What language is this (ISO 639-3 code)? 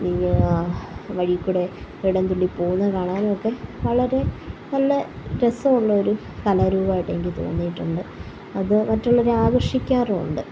mal